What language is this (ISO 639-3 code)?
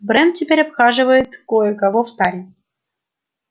rus